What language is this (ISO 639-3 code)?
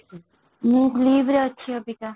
ori